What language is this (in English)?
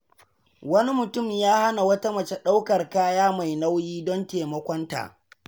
Hausa